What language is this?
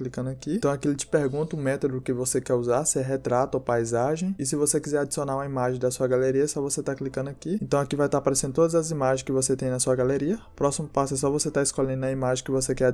Portuguese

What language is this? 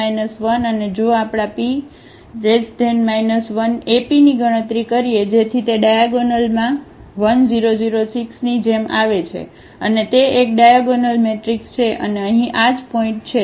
Gujarati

